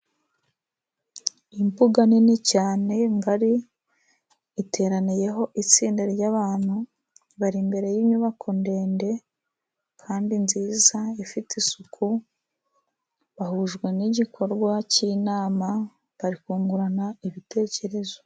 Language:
Kinyarwanda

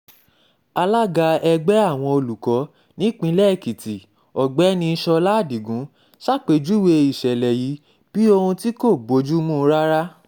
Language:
Yoruba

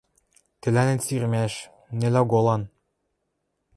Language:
Western Mari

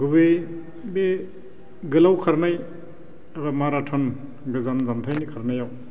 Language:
Bodo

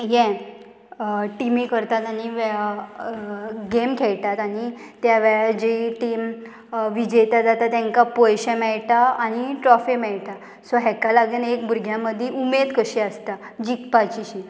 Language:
Konkani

